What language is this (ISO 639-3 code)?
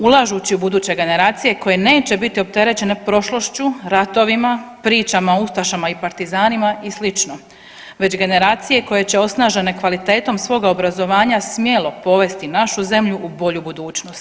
hrv